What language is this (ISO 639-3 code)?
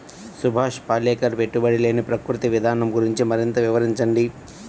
tel